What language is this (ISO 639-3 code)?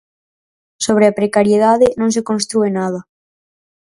glg